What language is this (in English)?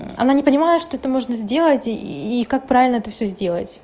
Russian